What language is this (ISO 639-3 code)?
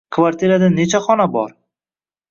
uzb